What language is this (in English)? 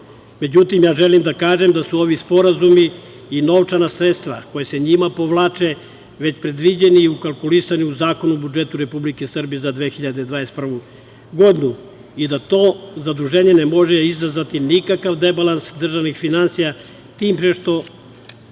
Serbian